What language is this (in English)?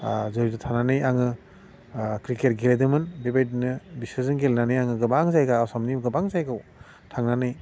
Bodo